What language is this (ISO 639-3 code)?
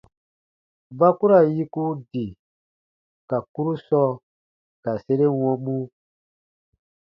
bba